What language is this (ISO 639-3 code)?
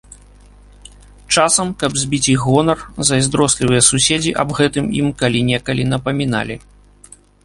bel